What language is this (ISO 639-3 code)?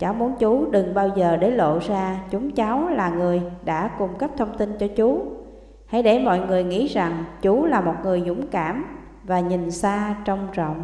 vie